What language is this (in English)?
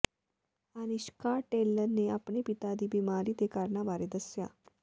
Punjabi